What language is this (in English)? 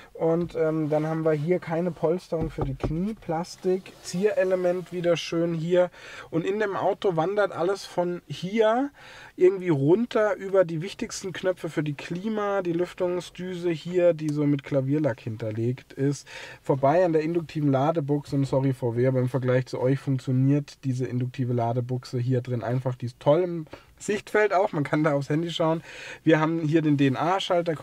German